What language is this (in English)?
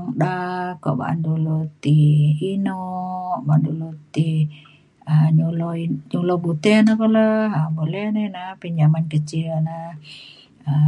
Mainstream Kenyah